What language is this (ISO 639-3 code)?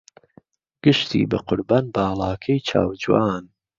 ckb